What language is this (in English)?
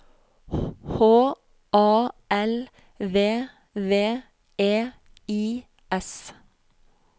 Norwegian